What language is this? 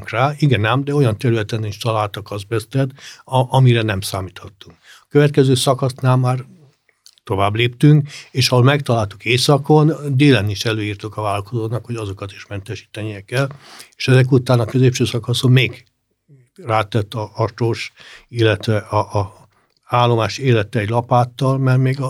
Hungarian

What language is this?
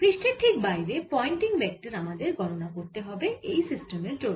Bangla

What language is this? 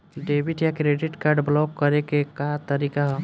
Bhojpuri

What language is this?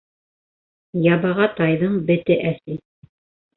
Bashkir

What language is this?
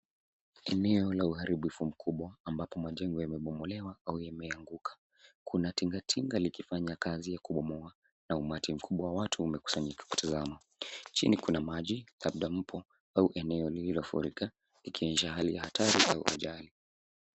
Swahili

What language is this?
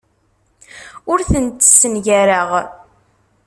Kabyle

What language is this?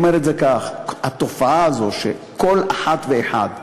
Hebrew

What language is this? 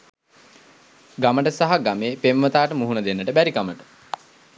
Sinhala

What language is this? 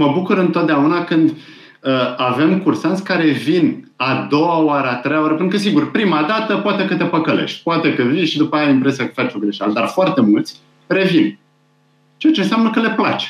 Romanian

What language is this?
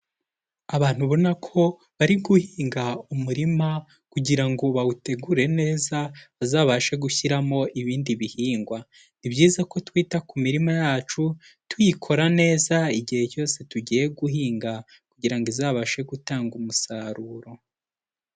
Kinyarwanda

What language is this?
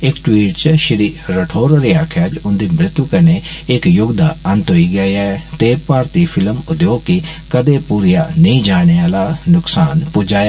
Dogri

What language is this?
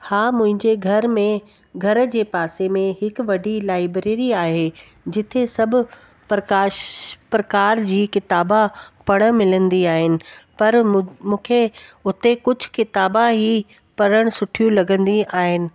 Sindhi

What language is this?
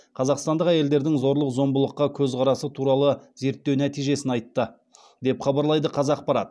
Kazakh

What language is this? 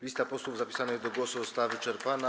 Polish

